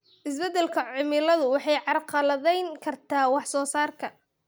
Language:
Somali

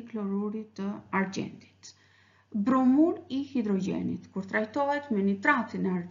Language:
Romanian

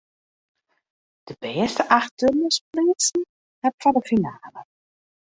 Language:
Western Frisian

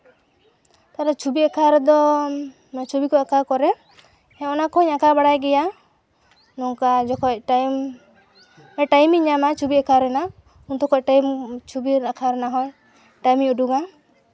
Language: Santali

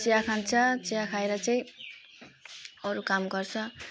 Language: Nepali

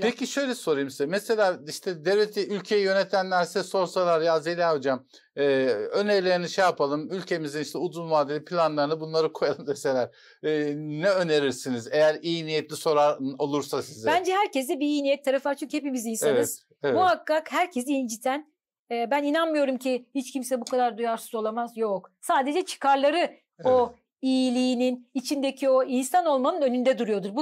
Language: Turkish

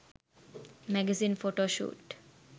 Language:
Sinhala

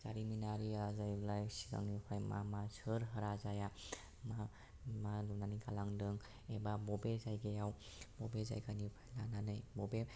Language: Bodo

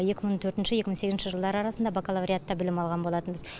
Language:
Kazakh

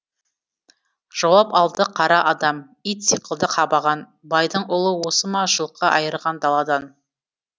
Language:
Kazakh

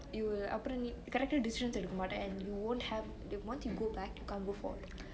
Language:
English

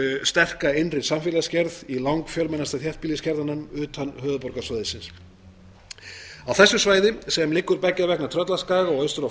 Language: Icelandic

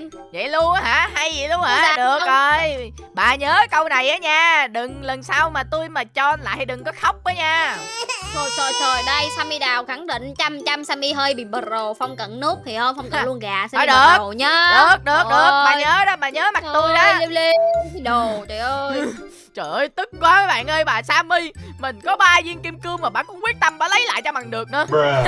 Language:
Vietnamese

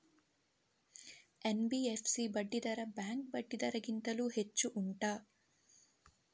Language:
Kannada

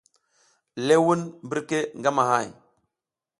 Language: South Giziga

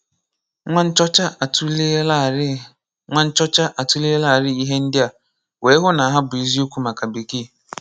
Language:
Igbo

